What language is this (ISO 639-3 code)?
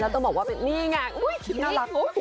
tha